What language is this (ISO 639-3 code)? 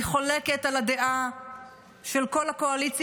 heb